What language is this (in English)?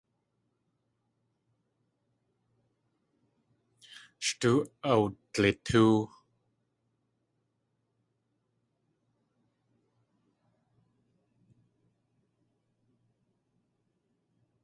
Tlingit